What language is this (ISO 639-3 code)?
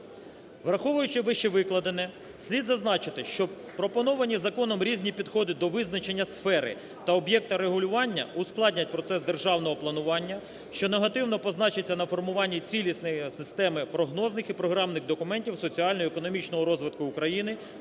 ukr